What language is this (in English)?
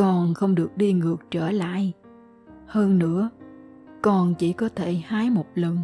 Vietnamese